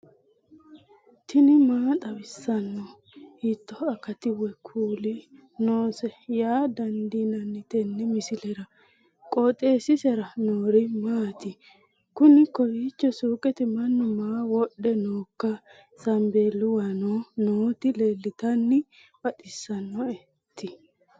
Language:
Sidamo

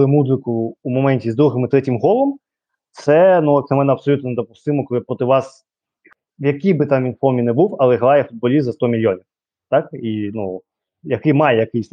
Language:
Ukrainian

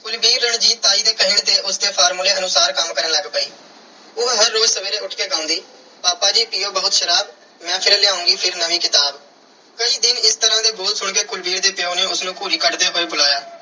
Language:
Punjabi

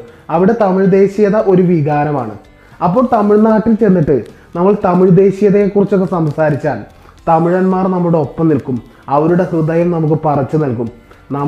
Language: Malayalam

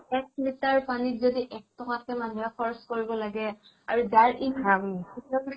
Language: Assamese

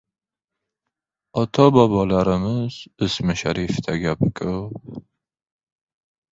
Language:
Uzbek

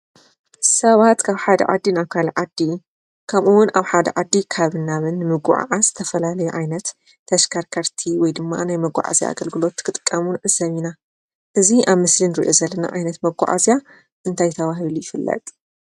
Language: Tigrinya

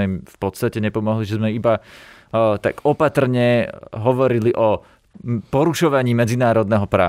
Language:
Slovak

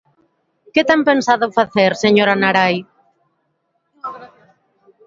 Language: Galician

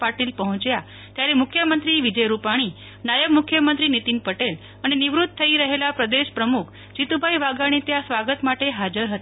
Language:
Gujarati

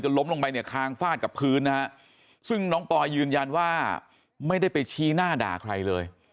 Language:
Thai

